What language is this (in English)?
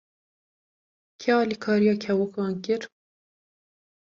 Kurdish